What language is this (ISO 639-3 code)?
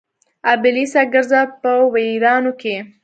pus